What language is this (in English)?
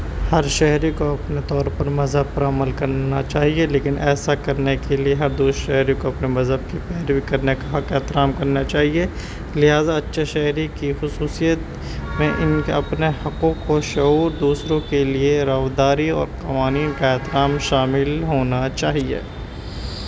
Urdu